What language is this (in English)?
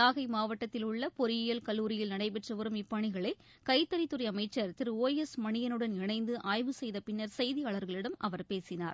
Tamil